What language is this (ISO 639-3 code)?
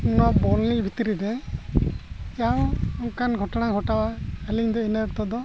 sat